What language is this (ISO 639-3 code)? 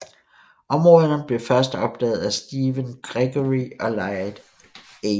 dan